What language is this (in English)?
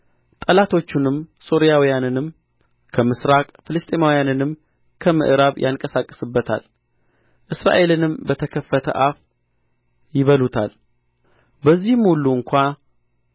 Amharic